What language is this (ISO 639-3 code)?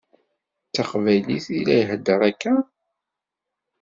kab